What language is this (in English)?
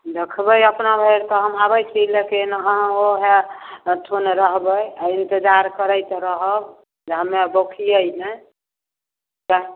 Maithili